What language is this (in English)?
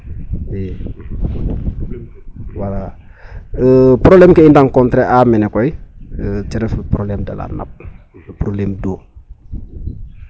Serer